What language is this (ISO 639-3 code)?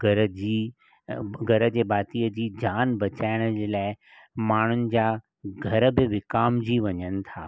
snd